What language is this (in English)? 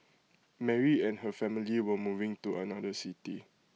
English